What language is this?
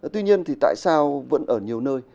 Vietnamese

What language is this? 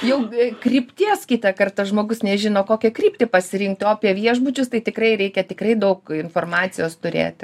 Lithuanian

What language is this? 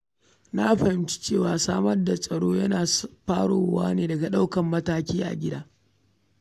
Hausa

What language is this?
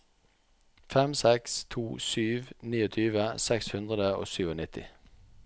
Norwegian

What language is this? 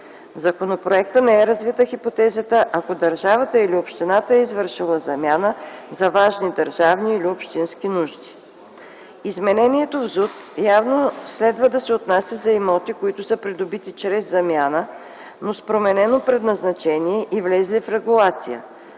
Bulgarian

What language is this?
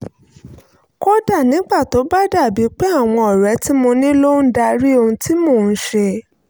Yoruba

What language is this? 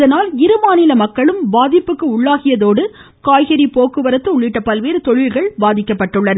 Tamil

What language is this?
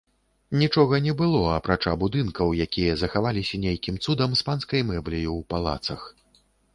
Belarusian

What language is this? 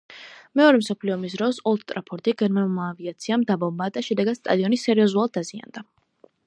Georgian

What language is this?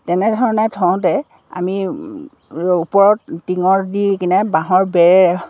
Assamese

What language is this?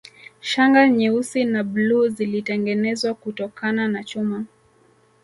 Swahili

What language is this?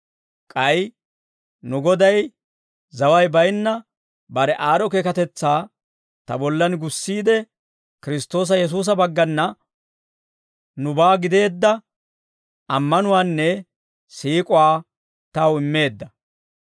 Dawro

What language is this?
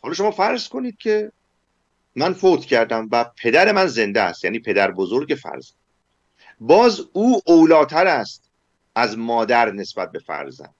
Persian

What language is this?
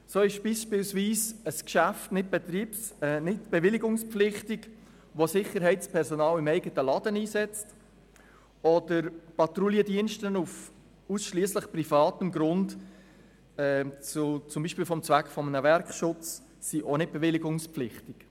Swiss German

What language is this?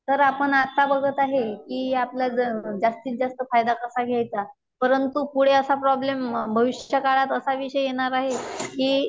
Marathi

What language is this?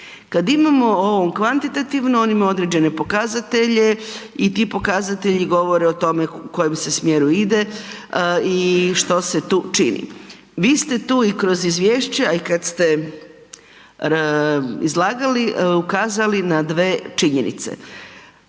Croatian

